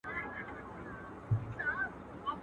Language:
Pashto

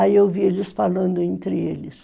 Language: Portuguese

